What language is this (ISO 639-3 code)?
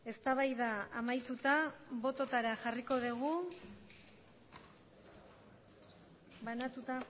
eus